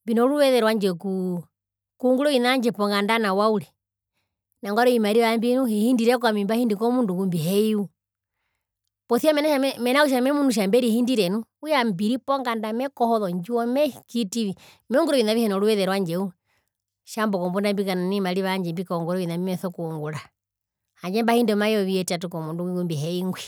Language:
Herero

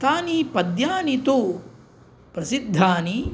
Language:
Sanskrit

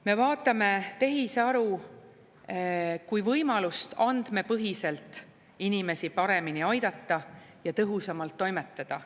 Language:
Estonian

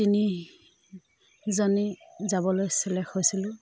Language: Assamese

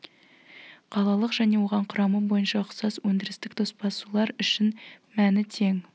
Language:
Kazakh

